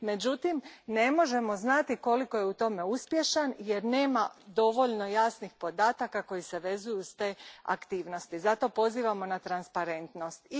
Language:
Croatian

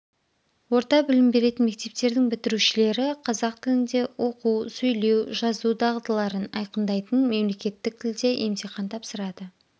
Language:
Kazakh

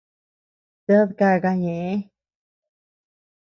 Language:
Tepeuxila Cuicatec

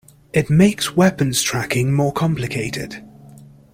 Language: English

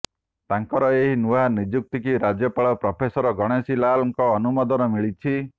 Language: Odia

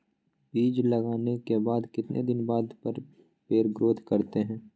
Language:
Magahi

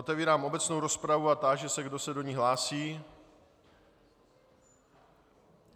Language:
Czech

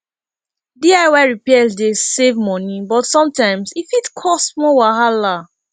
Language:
Nigerian Pidgin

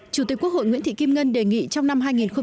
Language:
Vietnamese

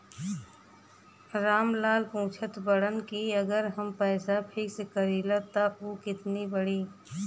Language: Bhojpuri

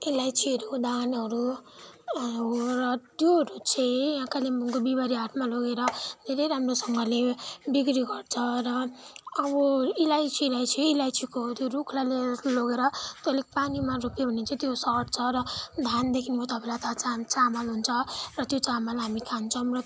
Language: Nepali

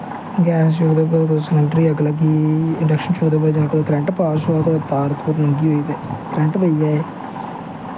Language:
Dogri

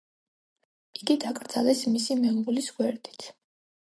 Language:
Georgian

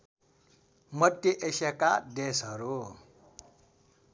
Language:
Nepali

